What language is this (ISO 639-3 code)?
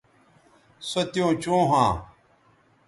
btv